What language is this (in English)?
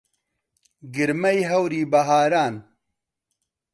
Central Kurdish